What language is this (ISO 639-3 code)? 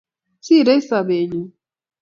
kln